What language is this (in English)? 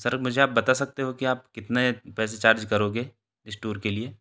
Hindi